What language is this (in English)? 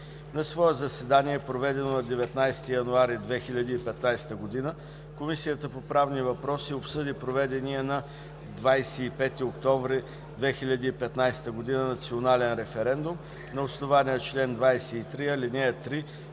Bulgarian